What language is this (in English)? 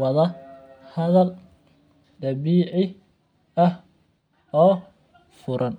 Somali